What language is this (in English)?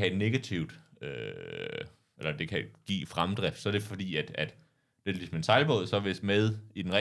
Danish